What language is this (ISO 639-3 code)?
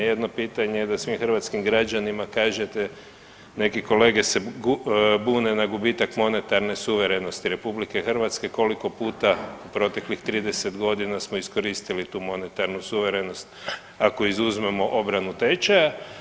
hrv